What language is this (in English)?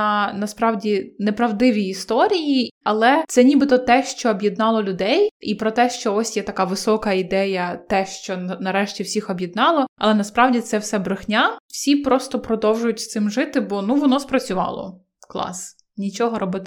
Ukrainian